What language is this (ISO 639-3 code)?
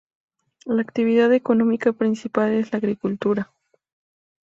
spa